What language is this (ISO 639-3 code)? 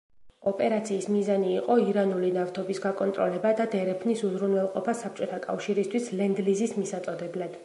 kat